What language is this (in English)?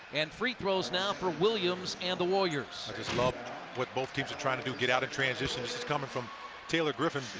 English